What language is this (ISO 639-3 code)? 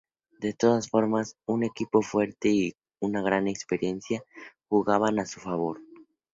spa